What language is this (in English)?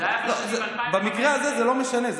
Hebrew